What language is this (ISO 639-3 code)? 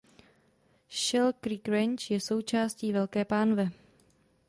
ces